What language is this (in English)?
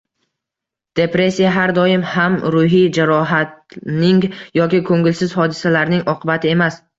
Uzbek